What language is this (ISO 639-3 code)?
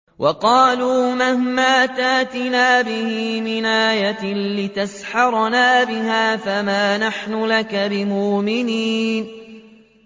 ara